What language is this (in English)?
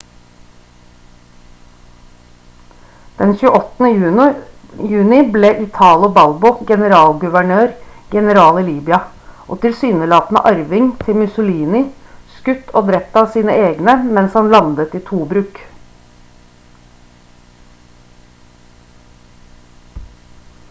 Norwegian Bokmål